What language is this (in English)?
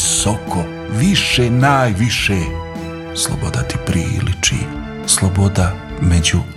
Croatian